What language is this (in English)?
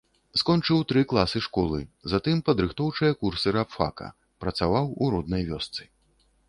Belarusian